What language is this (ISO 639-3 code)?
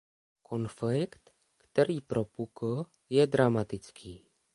ces